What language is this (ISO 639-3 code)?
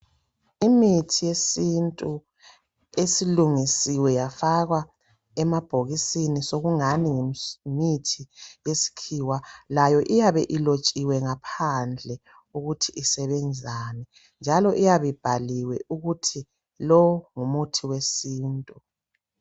nde